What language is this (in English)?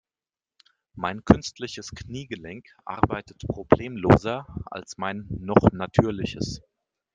German